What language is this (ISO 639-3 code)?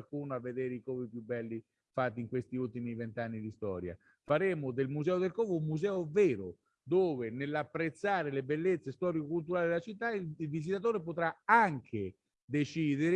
ita